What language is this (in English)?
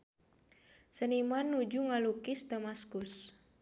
Sundanese